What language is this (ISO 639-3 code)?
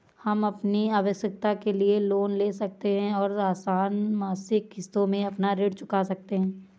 hin